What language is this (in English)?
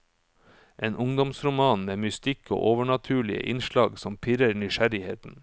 Norwegian